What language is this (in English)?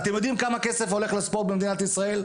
Hebrew